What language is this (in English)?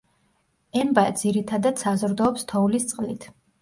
Georgian